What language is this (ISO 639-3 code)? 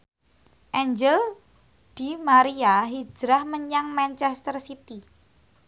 jav